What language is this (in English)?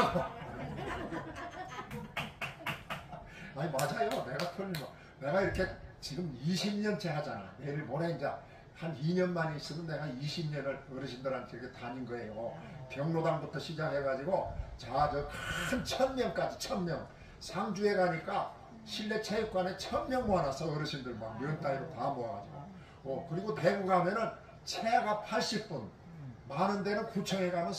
Korean